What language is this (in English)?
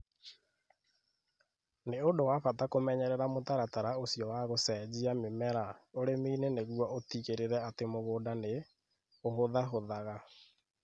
Kikuyu